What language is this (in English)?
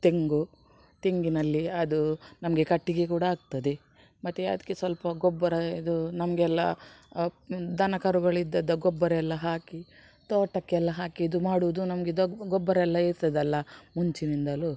Kannada